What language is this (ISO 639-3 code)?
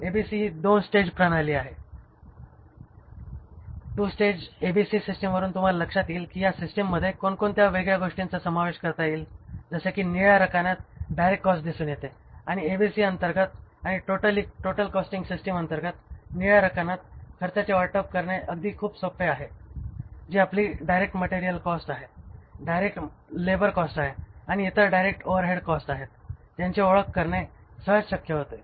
mar